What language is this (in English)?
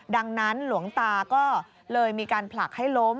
Thai